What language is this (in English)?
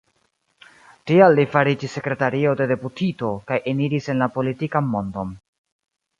Esperanto